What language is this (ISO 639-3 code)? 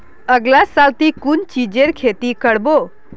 mag